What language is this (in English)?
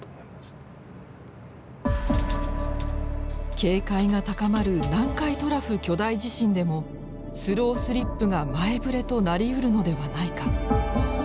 Japanese